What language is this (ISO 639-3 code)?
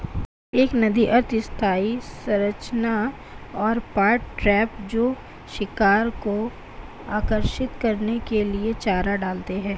hin